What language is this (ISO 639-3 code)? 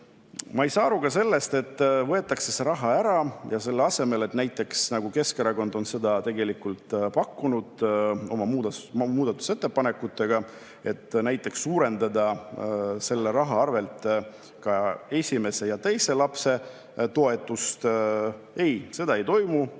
est